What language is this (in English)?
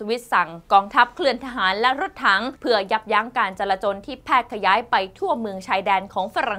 Thai